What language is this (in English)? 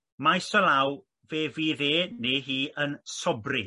Welsh